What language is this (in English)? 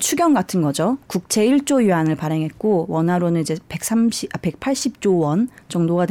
Korean